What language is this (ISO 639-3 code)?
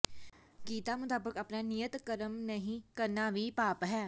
pan